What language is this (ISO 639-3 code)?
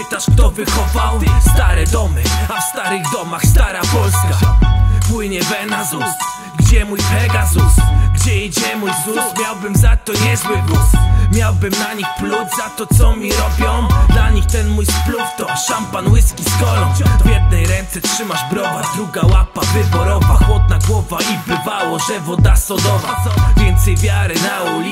pol